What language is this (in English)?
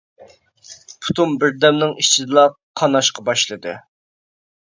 Uyghur